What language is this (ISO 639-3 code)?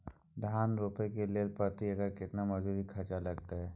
mai